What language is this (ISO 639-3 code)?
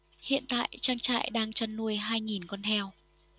vie